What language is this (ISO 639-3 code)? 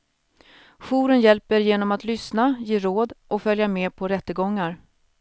swe